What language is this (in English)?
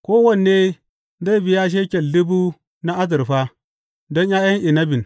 Hausa